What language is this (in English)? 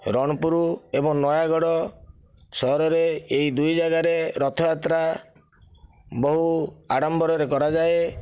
Odia